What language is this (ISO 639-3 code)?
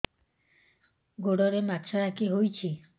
ori